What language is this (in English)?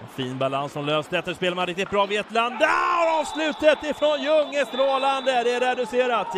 Swedish